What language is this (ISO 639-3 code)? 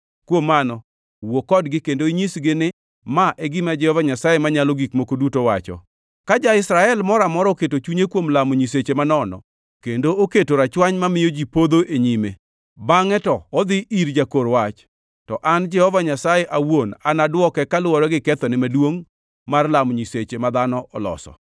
luo